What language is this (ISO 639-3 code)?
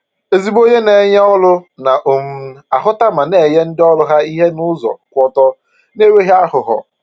ibo